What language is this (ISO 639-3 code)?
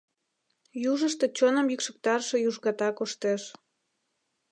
chm